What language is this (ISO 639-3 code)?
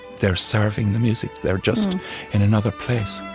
eng